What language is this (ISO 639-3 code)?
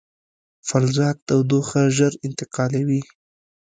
pus